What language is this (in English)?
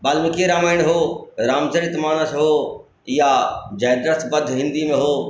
Maithili